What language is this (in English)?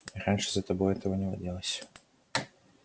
Russian